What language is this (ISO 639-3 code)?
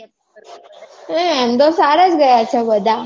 guj